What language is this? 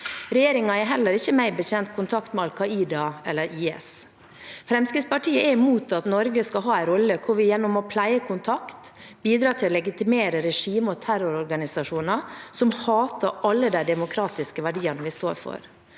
Norwegian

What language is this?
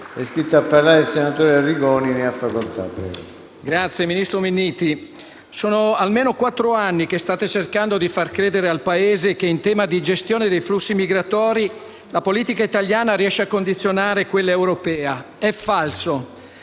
Italian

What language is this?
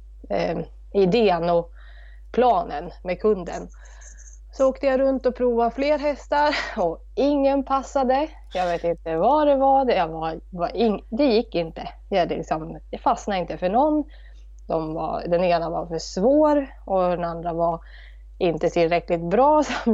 Swedish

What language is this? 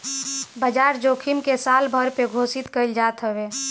Bhojpuri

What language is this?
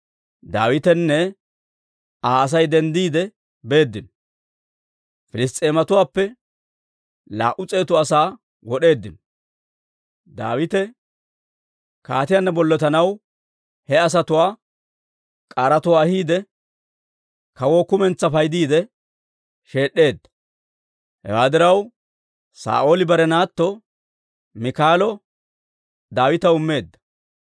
Dawro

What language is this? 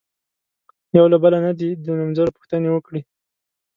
Pashto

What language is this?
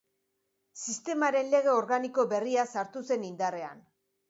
Basque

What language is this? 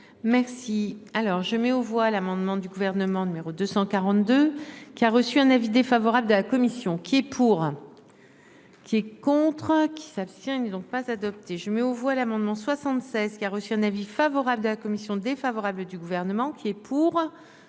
French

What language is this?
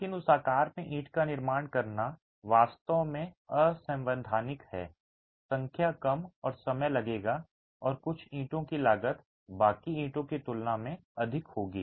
Hindi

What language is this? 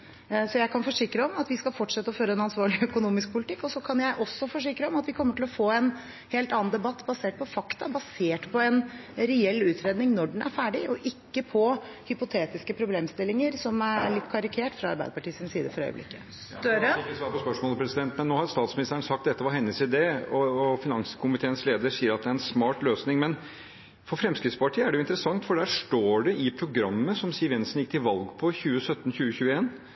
Norwegian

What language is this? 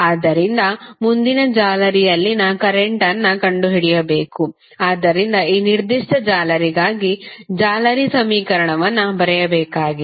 Kannada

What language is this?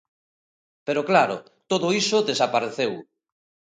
Galician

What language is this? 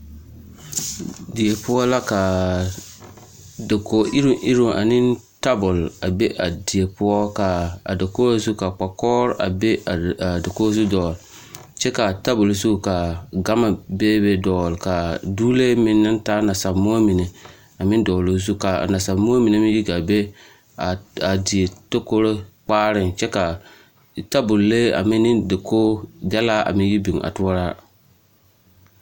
Southern Dagaare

